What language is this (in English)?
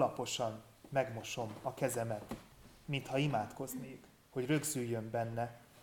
Hungarian